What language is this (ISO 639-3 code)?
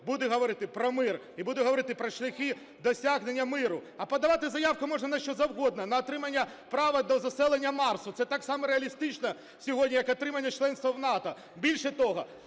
ukr